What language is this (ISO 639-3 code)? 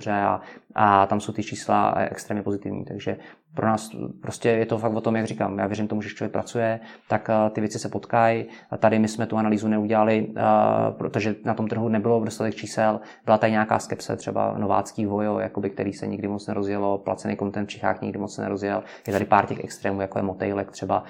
ces